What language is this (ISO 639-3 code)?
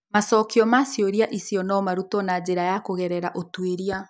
kik